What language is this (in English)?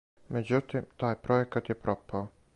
Serbian